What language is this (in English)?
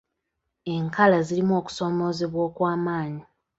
Ganda